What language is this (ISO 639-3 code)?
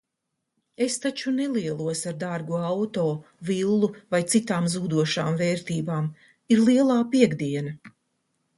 lav